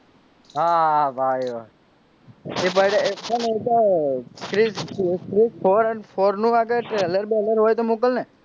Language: Gujarati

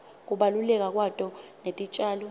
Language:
Swati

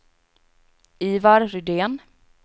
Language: Swedish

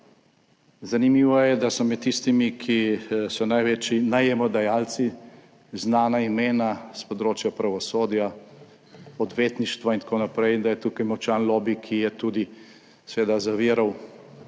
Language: Slovenian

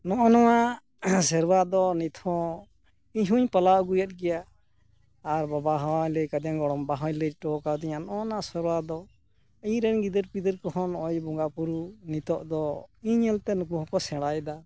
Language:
Santali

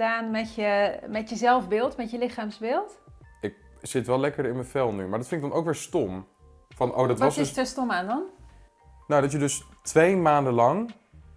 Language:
Dutch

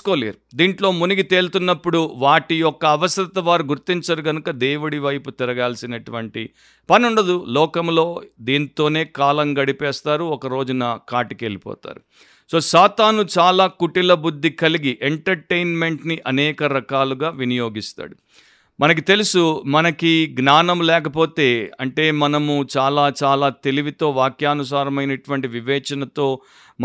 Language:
Telugu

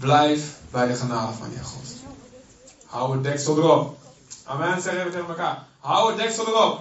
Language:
Dutch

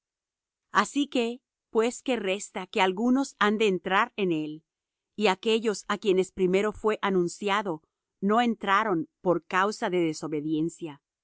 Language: Spanish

